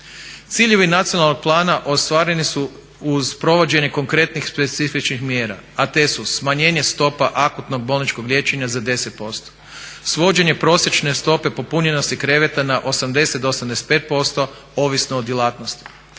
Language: Croatian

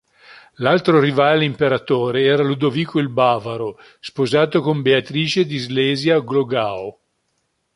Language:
Italian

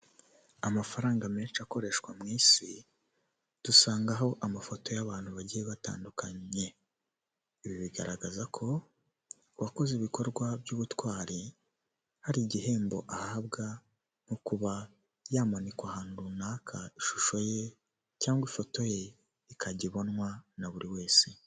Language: Kinyarwanda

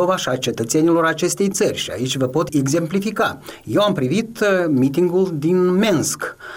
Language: Romanian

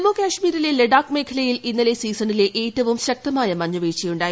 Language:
Malayalam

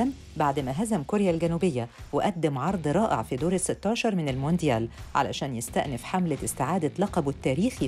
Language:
Arabic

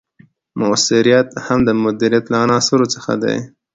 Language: Pashto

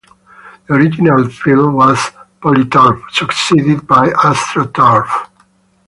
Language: English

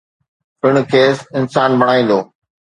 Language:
Sindhi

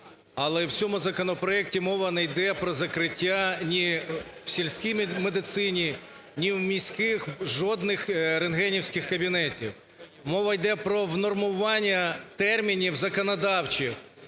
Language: Ukrainian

